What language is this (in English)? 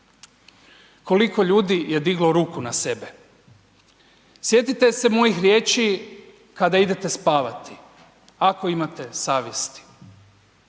Croatian